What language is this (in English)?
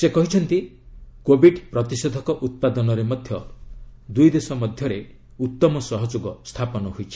Odia